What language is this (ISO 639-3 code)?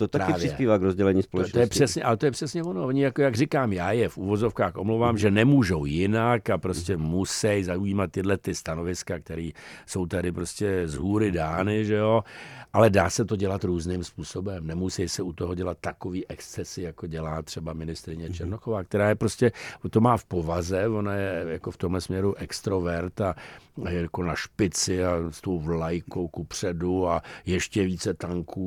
ces